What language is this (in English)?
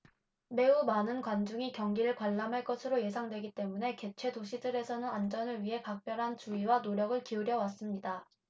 Korean